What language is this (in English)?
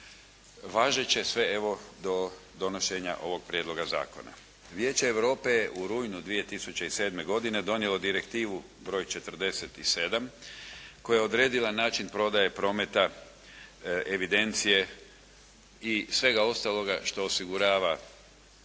Croatian